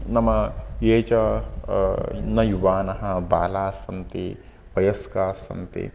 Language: Sanskrit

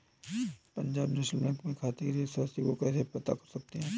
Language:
Hindi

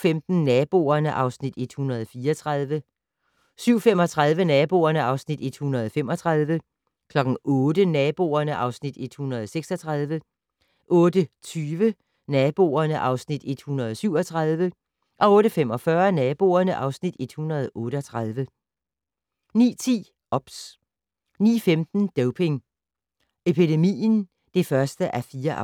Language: Danish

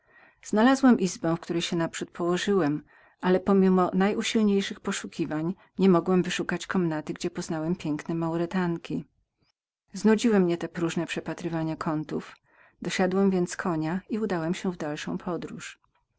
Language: Polish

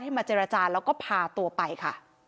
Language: Thai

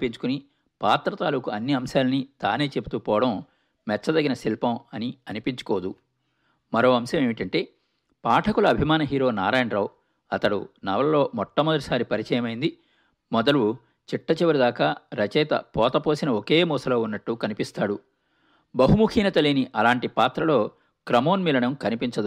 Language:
Telugu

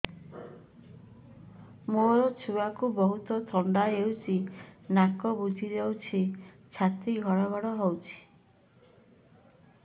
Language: Odia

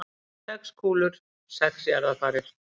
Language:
Icelandic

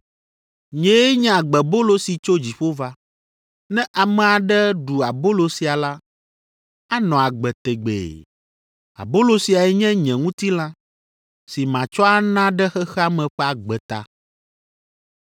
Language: Ewe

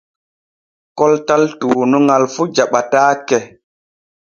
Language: Borgu Fulfulde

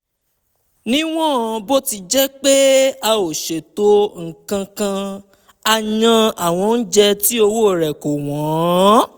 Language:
Yoruba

